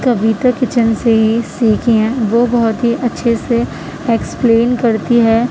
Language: Urdu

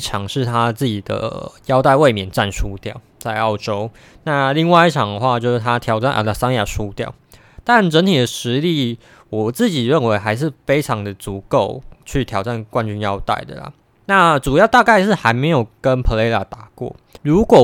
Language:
Chinese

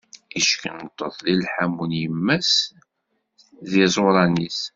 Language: Kabyle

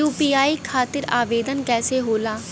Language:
Bhojpuri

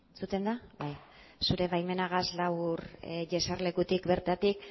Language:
Basque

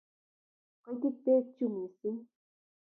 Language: Kalenjin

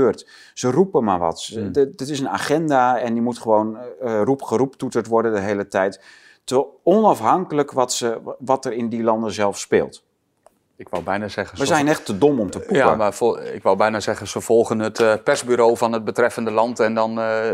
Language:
Dutch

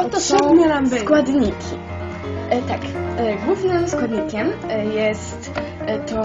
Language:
Polish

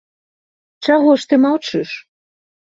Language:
Belarusian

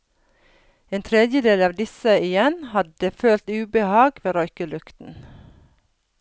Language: Norwegian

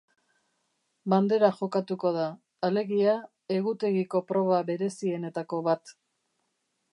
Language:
Basque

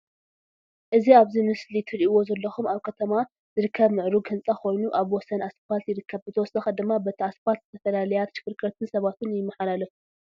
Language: Tigrinya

